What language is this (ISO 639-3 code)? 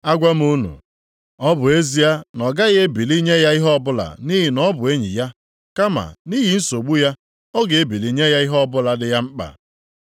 ibo